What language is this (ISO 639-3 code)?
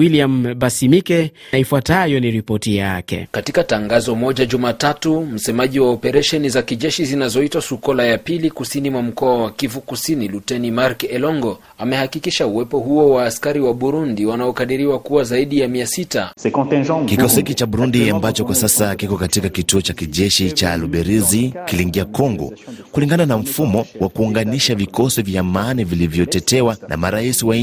swa